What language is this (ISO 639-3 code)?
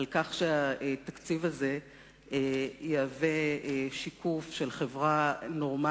heb